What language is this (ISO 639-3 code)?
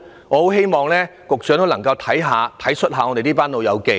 yue